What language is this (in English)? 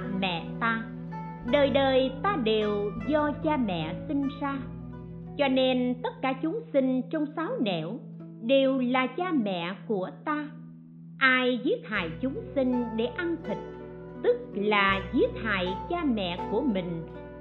Vietnamese